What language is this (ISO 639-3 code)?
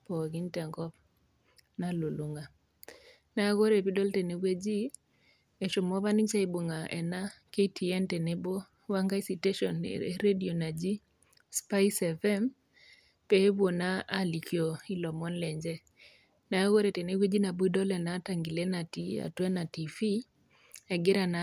mas